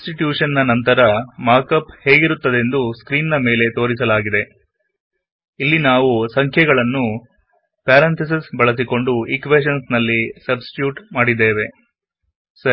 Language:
Kannada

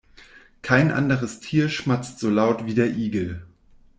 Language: German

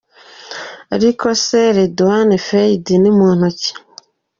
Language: Kinyarwanda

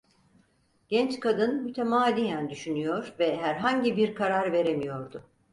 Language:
Turkish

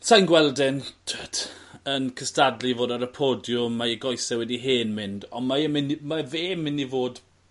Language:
Welsh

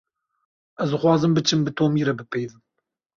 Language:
Kurdish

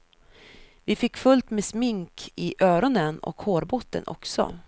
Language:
Swedish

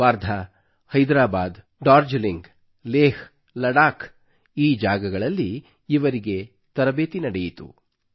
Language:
Kannada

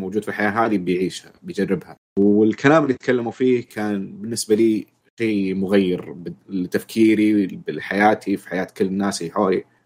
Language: Arabic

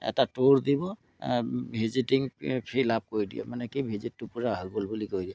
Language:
Assamese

